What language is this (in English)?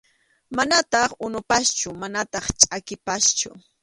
Arequipa-La Unión Quechua